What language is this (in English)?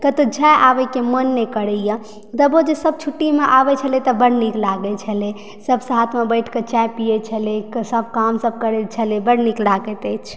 Maithili